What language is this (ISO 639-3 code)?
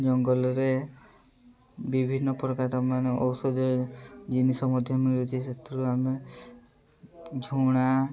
ori